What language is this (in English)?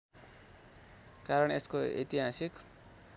Nepali